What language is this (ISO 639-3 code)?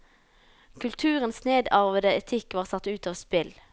nor